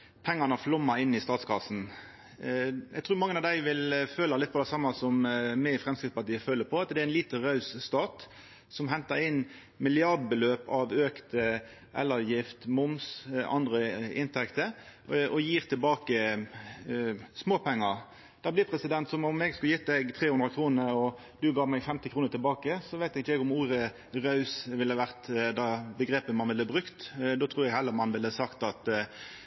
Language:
Norwegian Nynorsk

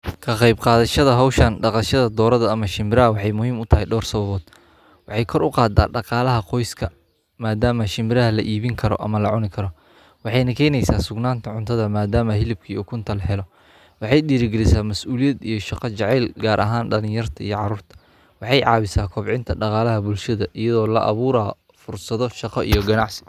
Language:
Somali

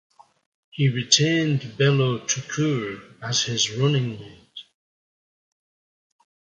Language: English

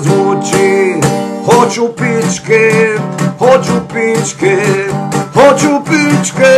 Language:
Romanian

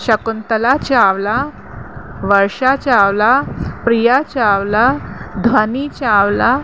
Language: Sindhi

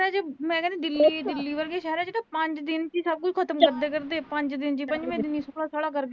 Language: Punjabi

